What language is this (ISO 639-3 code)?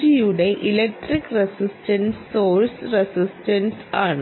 mal